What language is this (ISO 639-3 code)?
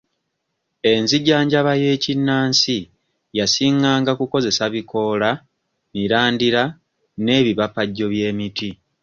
lug